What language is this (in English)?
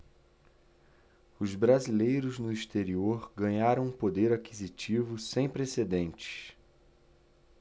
Portuguese